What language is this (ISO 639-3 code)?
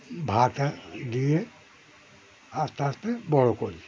ben